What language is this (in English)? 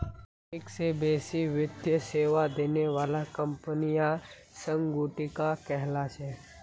Magahi